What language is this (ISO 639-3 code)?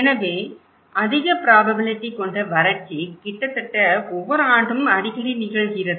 tam